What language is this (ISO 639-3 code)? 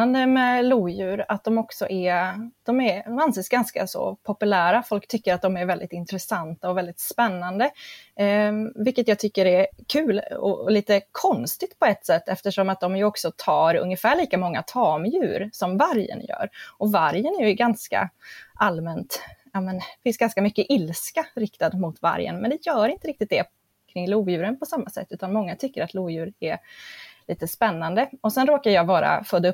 swe